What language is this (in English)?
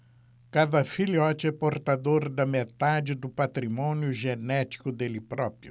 Portuguese